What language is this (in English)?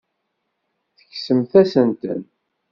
Kabyle